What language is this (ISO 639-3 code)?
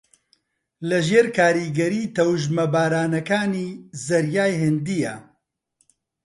ckb